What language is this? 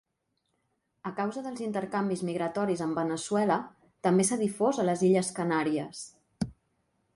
Catalan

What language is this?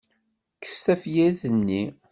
Kabyle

